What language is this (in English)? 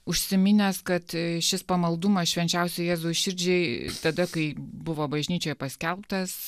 Lithuanian